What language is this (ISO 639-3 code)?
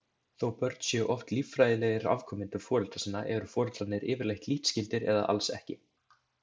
isl